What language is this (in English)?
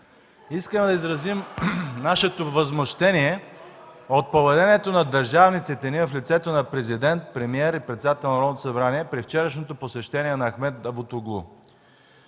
Bulgarian